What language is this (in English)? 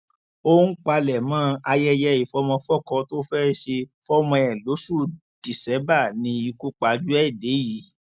Yoruba